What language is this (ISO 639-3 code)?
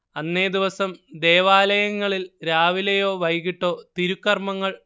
mal